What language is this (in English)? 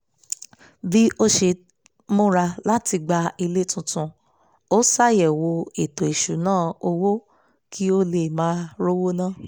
Yoruba